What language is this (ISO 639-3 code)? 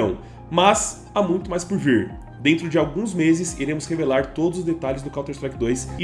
por